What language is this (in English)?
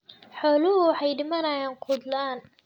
Somali